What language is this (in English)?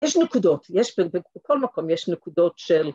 Hebrew